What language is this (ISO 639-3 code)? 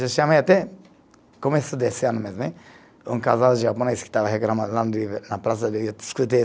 por